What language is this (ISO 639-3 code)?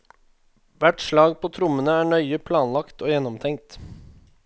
nor